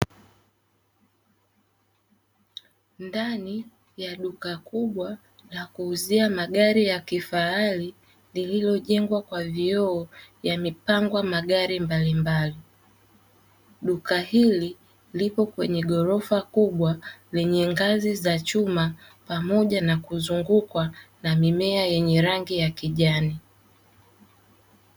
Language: Swahili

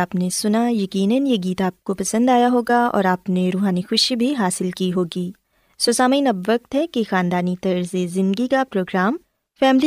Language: Urdu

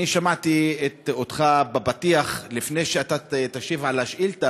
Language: Hebrew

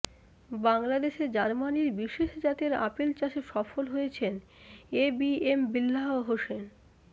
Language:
Bangla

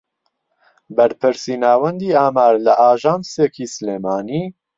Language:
Central Kurdish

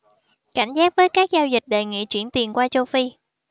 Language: Vietnamese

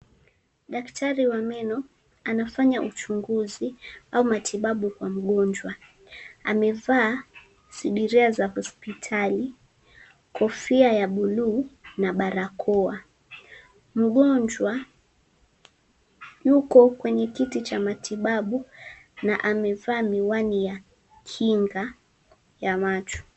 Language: Swahili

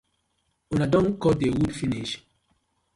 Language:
Nigerian Pidgin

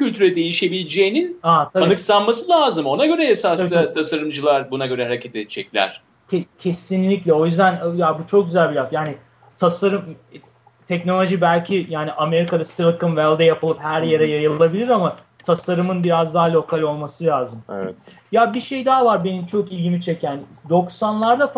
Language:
Turkish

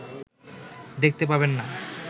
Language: Bangla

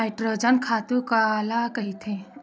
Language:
Chhattisgarhi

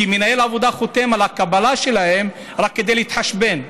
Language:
Hebrew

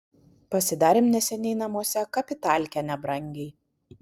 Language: Lithuanian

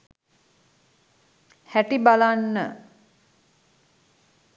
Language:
Sinhala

